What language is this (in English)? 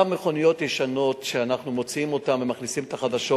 Hebrew